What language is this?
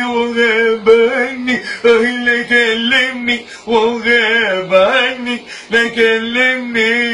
Arabic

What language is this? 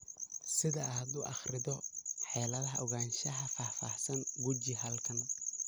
Somali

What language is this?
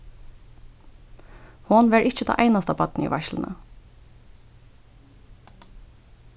Faroese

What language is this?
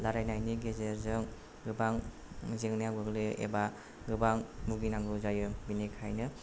Bodo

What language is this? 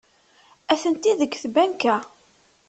Kabyle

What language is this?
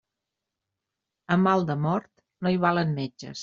Catalan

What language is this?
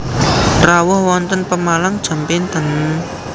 Javanese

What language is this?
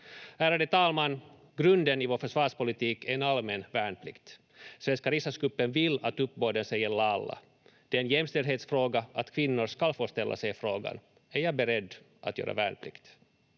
Finnish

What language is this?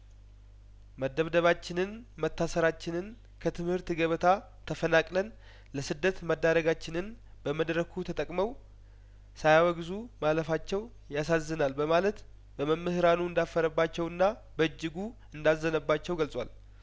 Amharic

